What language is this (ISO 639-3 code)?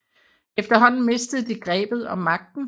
dan